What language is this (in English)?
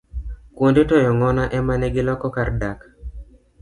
Luo (Kenya and Tanzania)